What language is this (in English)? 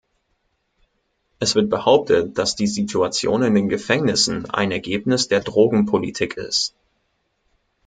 German